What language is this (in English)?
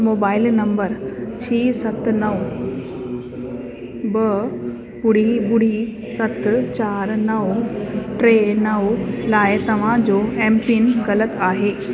Sindhi